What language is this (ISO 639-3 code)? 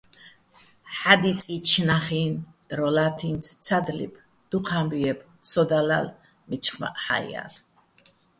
bbl